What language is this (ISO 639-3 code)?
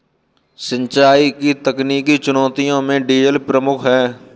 hin